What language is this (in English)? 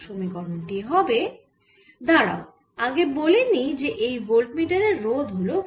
Bangla